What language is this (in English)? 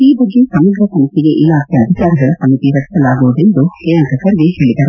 Kannada